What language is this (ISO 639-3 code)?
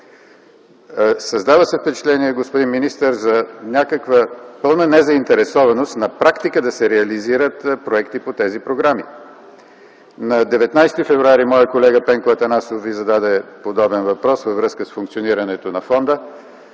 bul